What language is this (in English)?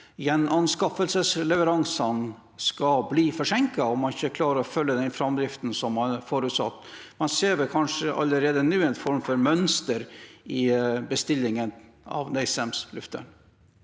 Norwegian